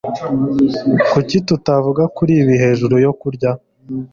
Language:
Kinyarwanda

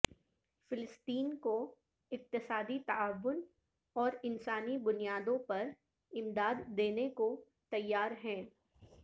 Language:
Urdu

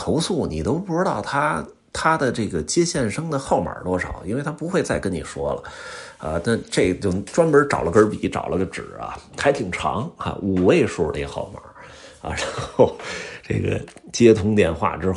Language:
Chinese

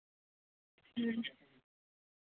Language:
Santali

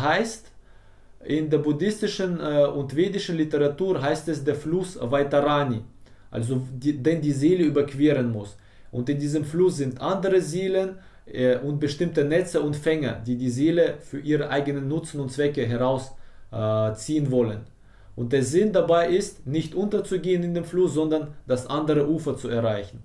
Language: German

